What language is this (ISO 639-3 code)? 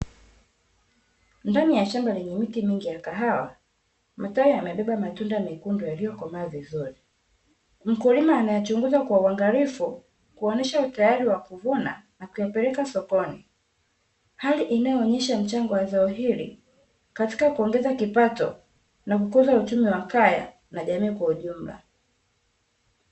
swa